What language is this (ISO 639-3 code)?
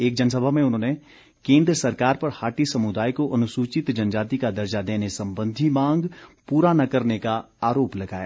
hin